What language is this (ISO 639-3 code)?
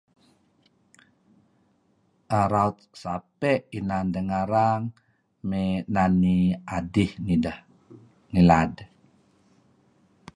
kzi